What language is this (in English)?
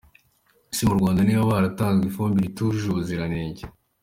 Kinyarwanda